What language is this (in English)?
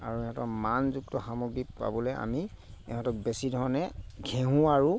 Assamese